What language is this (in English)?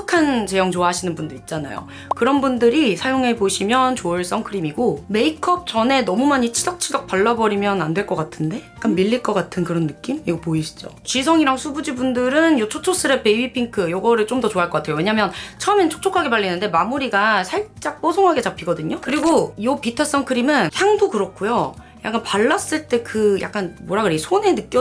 Korean